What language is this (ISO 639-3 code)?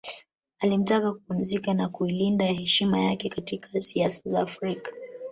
swa